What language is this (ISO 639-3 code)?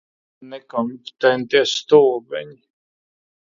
lav